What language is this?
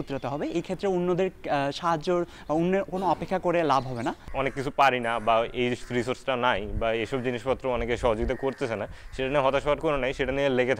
Hindi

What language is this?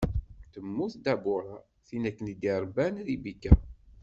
Kabyle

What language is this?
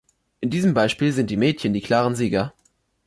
German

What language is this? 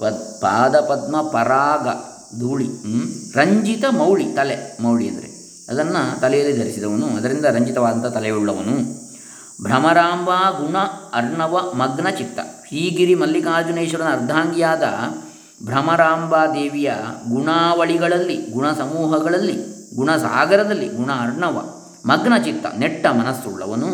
Kannada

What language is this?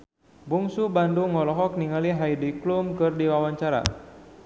Sundanese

